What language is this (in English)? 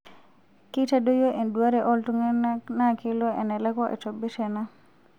Masai